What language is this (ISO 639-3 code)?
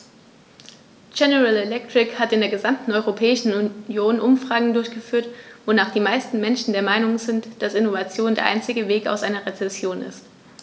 deu